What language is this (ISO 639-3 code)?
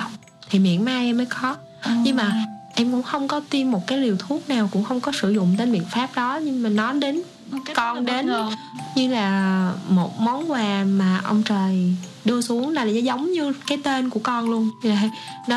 vie